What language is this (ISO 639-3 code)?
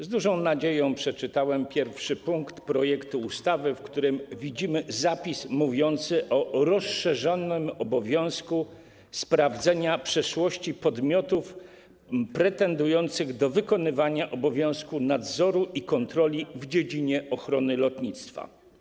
pol